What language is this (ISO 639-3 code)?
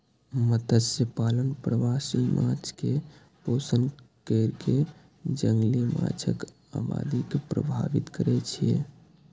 mai